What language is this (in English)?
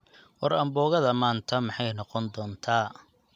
Somali